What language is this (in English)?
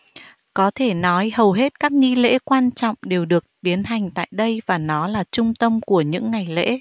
Vietnamese